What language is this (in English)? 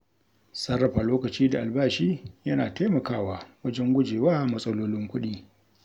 Hausa